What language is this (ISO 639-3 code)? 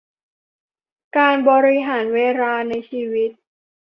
tha